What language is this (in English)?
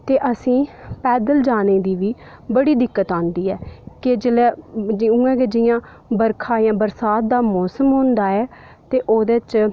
Dogri